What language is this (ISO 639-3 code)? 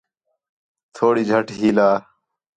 xhe